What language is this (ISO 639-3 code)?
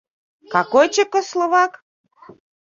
chm